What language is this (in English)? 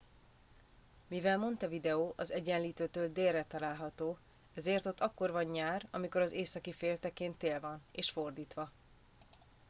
Hungarian